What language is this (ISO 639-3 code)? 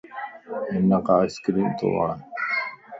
lss